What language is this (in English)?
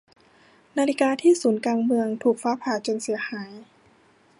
Thai